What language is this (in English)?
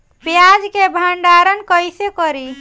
Bhojpuri